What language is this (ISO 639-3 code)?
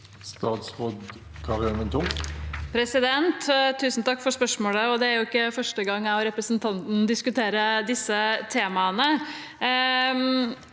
nor